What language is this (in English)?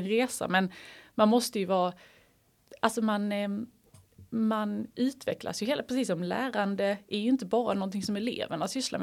Swedish